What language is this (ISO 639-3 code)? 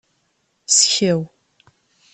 kab